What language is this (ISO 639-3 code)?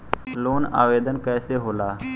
bho